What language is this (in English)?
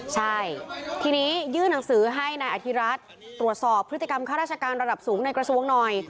Thai